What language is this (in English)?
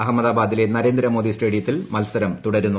Malayalam